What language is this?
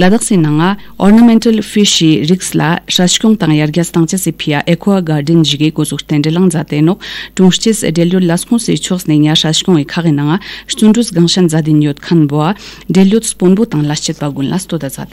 Romanian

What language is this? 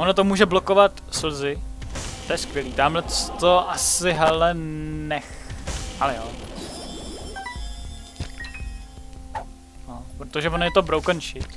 Czech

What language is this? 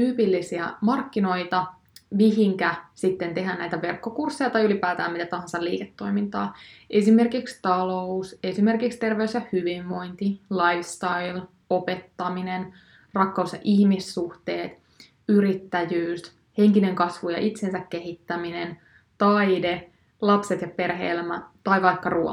Finnish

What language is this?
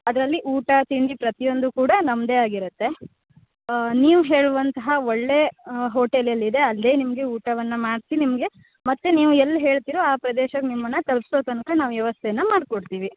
Kannada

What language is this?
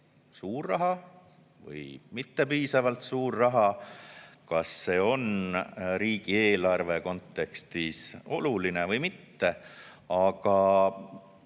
Estonian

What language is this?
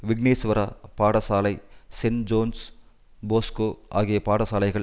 Tamil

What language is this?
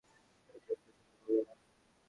Bangla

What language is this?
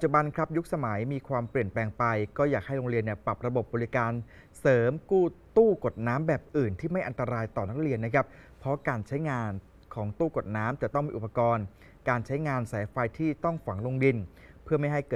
Thai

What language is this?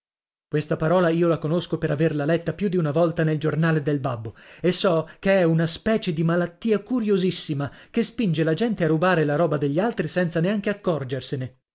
Italian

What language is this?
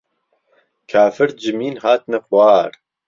Central Kurdish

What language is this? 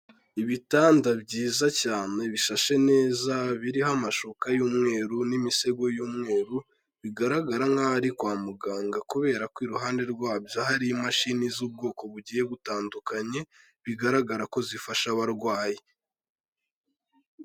Kinyarwanda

